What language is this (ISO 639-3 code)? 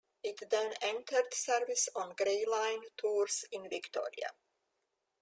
eng